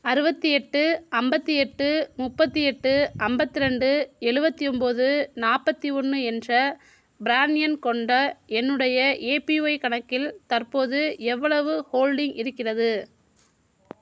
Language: Tamil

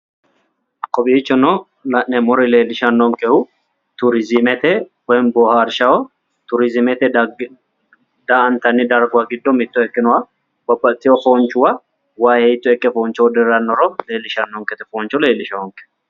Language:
Sidamo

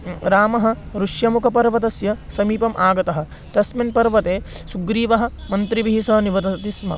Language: Sanskrit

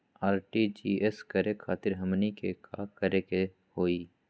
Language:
Magahi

